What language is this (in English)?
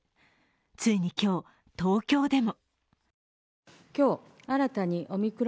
Japanese